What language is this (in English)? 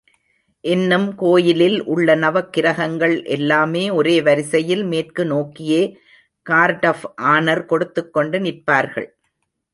Tamil